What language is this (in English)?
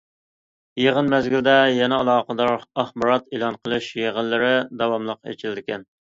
Uyghur